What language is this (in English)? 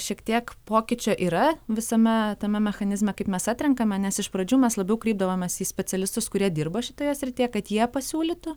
Lithuanian